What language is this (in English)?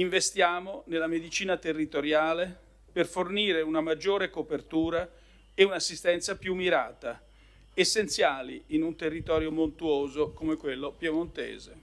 Italian